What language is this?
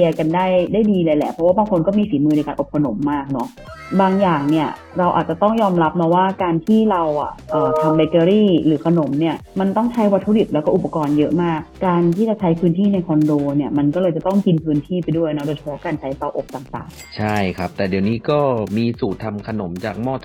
Thai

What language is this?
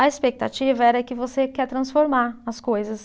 Portuguese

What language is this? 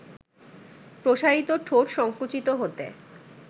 Bangla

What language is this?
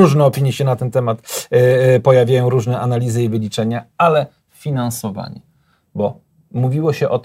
Polish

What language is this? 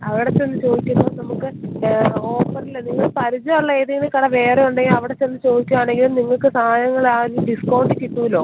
Malayalam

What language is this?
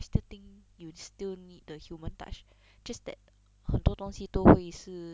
English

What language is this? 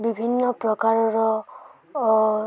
Odia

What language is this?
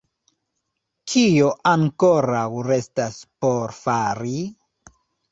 Esperanto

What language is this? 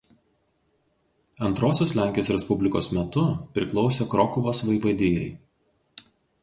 Lithuanian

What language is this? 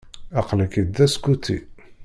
Kabyle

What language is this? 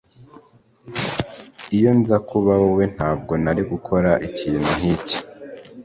Kinyarwanda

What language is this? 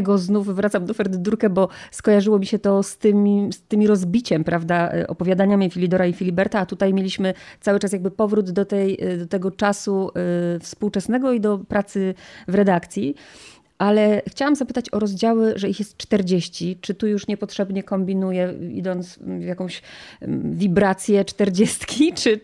Polish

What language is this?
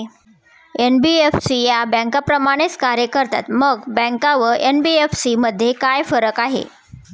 Marathi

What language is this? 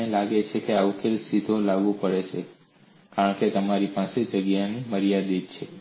Gujarati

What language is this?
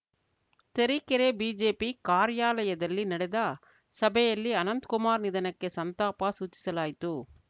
Kannada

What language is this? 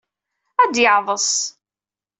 Kabyle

